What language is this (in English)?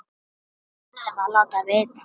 Icelandic